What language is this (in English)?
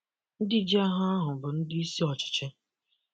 Igbo